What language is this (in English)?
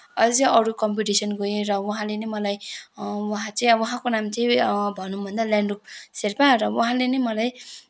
Nepali